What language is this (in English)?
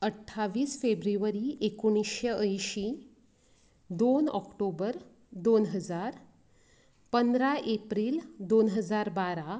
Konkani